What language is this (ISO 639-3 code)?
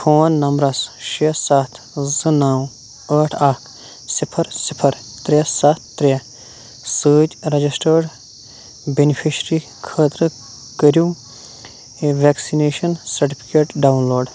kas